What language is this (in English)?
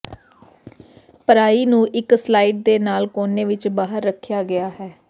Punjabi